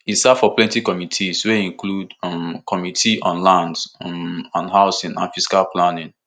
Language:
Nigerian Pidgin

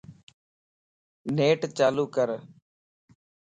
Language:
Lasi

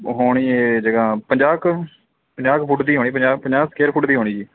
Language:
Punjabi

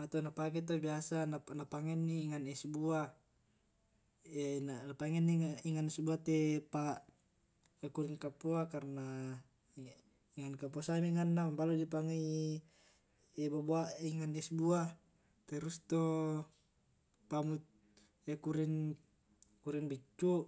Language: Tae'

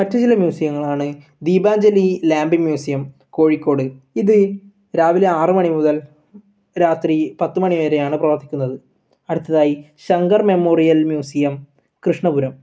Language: Malayalam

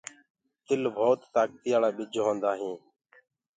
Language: Gurgula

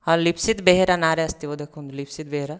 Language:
Odia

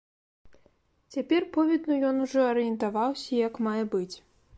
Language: Belarusian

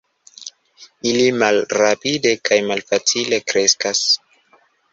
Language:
Esperanto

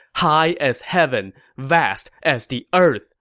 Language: English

